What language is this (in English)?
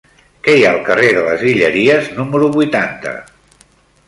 Catalan